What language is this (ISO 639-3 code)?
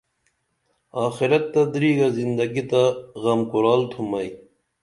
dml